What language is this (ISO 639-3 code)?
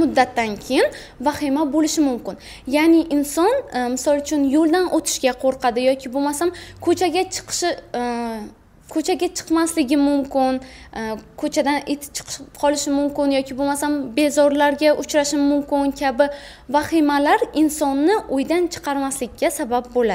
tur